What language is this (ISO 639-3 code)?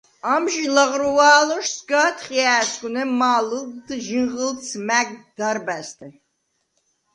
sva